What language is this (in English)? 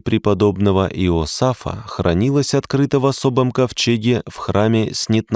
Russian